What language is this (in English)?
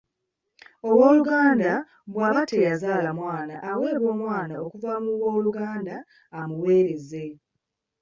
Ganda